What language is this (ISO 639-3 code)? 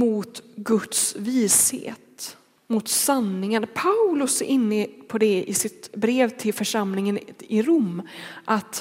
swe